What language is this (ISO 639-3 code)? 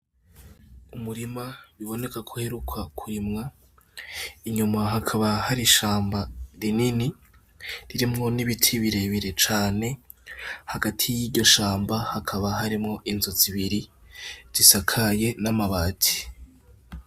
run